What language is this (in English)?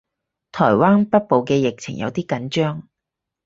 Cantonese